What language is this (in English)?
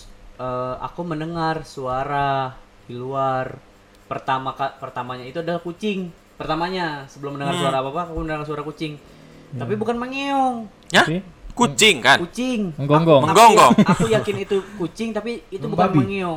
Indonesian